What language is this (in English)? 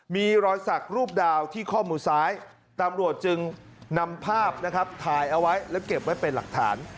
Thai